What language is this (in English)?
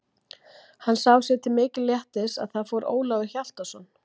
Icelandic